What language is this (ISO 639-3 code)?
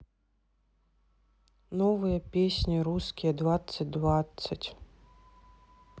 rus